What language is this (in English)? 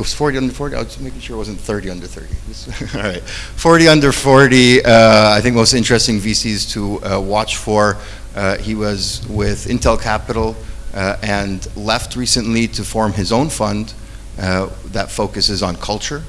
English